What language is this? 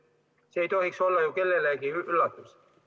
Estonian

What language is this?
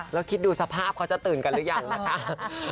Thai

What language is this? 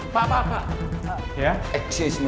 Indonesian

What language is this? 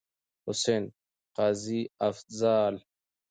Pashto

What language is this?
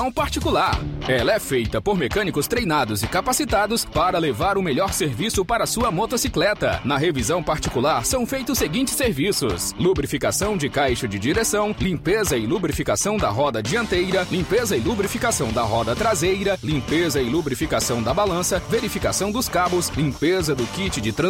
Portuguese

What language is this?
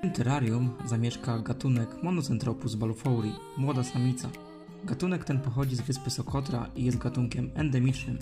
Polish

